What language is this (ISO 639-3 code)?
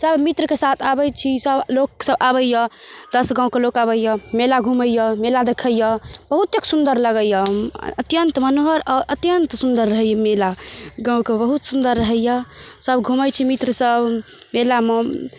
mai